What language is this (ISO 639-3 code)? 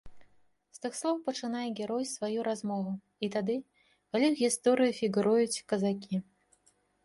bel